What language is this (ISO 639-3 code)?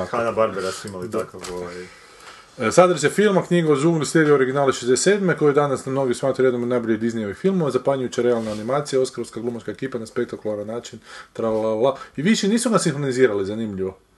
hrv